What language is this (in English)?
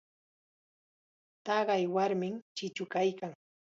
Chiquián Ancash Quechua